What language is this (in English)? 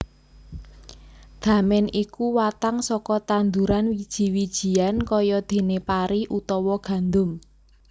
Javanese